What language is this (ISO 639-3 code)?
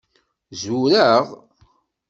kab